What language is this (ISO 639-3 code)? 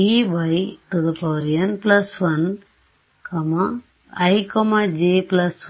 kan